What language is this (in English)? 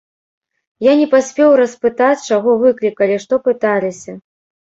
Belarusian